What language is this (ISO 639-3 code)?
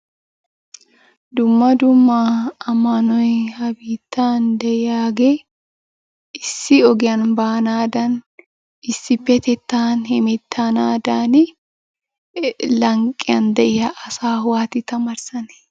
wal